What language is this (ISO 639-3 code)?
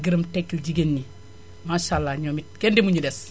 wol